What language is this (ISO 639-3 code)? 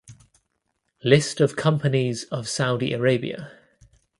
eng